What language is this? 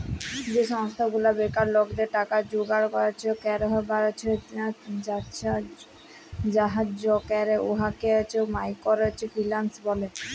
Bangla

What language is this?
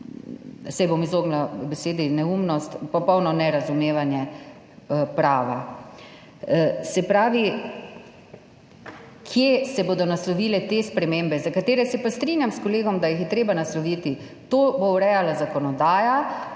Slovenian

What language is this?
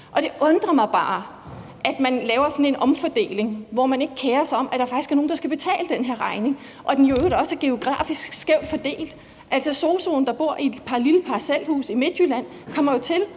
Danish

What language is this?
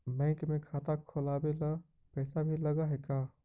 Magahi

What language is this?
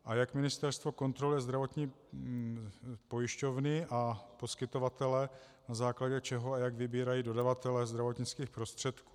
Czech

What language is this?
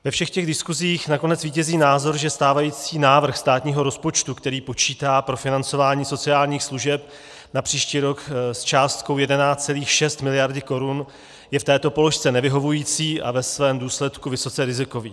Czech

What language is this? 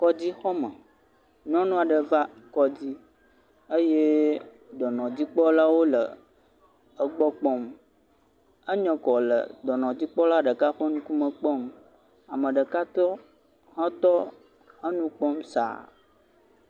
Ewe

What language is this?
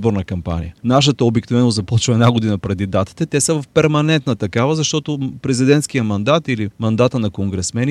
Bulgarian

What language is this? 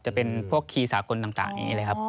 Thai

